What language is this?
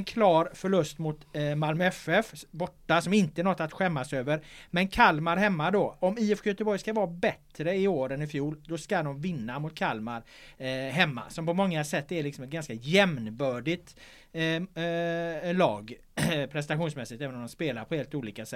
Swedish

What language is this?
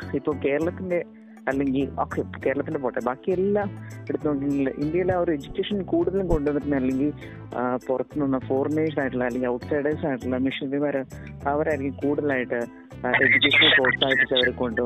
Malayalam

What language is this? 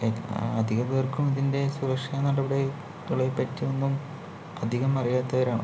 Malayalam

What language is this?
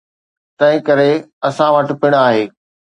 Sindhi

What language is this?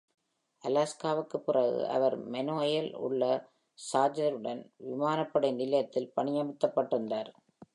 Tamil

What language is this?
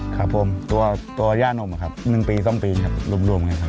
Thai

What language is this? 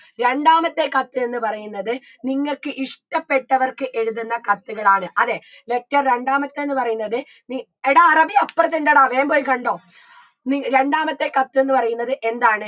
Malayalam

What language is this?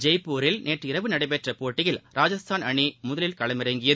Tamil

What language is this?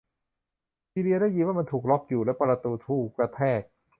Thai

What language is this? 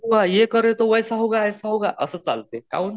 Marathi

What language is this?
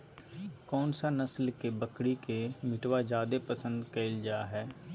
Magahi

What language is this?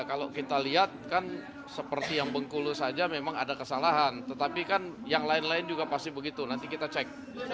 Indonesian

